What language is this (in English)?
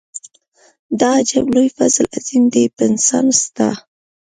Pashto